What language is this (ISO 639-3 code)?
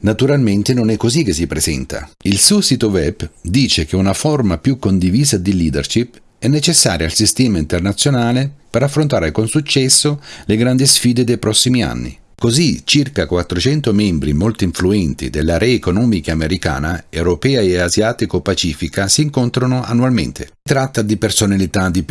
ita